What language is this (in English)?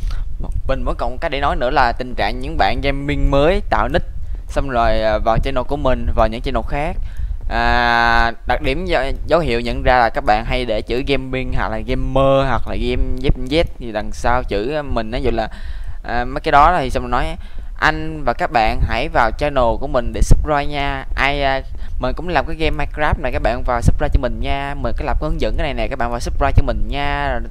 Vietnamese